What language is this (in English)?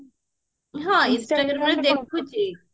Odia